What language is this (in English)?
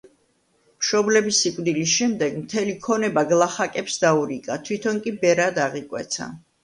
Georgian